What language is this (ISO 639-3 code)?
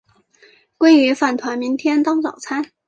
zho